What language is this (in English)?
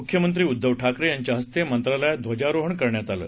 Marathi